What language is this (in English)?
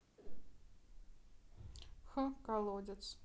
Russian